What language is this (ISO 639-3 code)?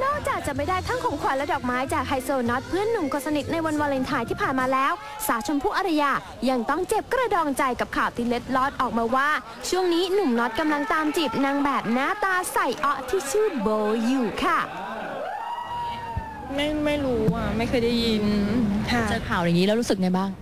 tha